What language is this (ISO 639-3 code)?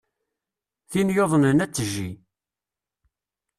kab